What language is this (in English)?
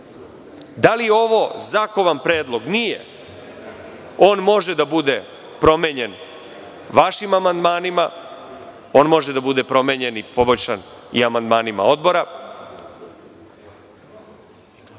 Serbian